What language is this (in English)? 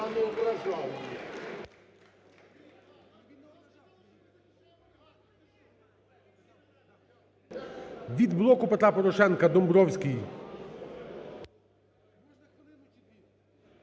Ukrainian